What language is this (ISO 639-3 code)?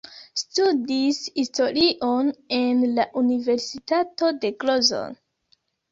epo